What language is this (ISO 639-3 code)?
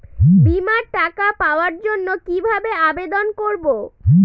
ben